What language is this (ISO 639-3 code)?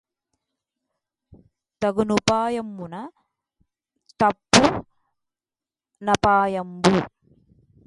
tel